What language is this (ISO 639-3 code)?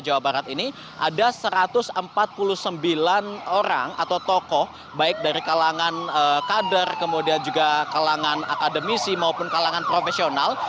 ind